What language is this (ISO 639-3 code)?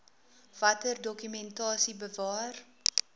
afr